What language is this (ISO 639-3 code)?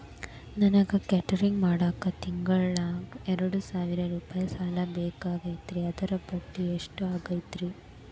kan